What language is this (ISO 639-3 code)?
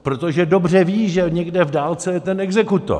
ces